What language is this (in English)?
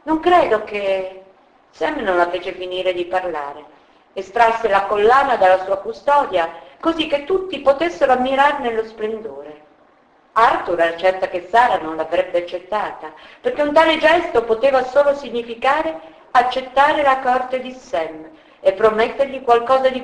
Italian